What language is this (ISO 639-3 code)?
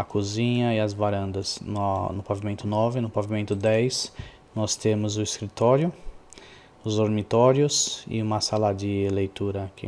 por